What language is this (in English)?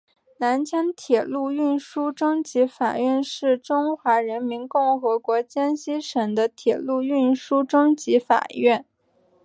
Chinese